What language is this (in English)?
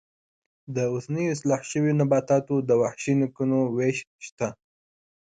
Pashto